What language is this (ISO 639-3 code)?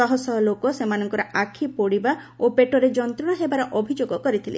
ori